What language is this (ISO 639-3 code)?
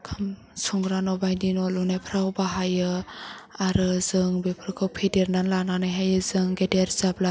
brx